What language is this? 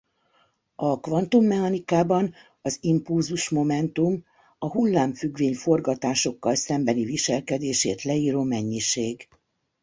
Hungarian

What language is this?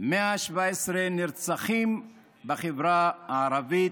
Hebrew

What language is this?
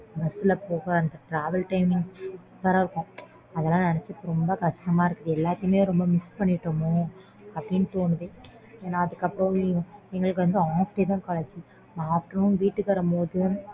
Tamil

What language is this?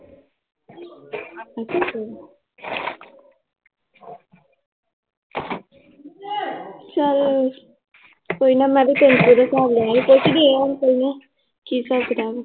Punjabi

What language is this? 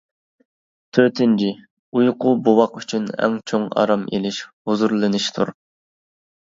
Uyghur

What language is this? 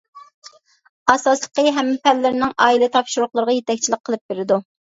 Uyghur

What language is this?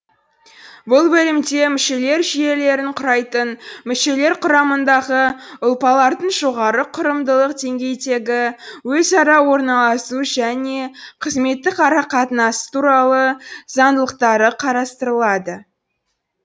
Kazakh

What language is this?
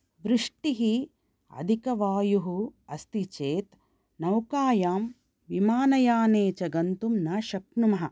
Sanskrit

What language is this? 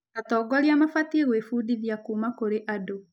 Kikuyu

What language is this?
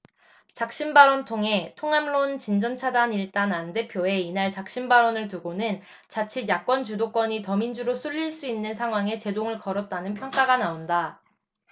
Korean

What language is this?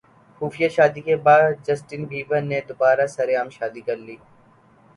Urdu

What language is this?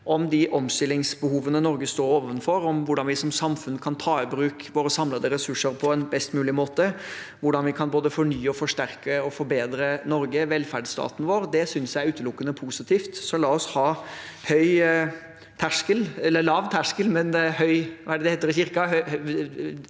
Norwegian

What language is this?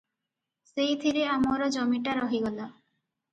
Odia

